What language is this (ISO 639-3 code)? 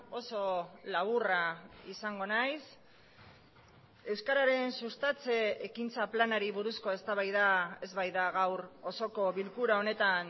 eus